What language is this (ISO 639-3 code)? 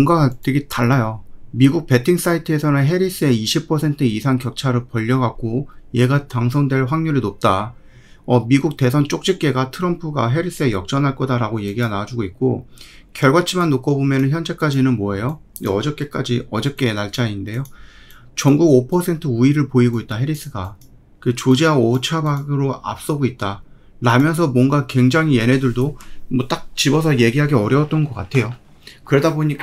kor